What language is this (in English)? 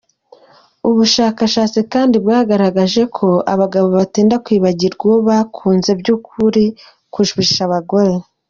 Kinyarwanda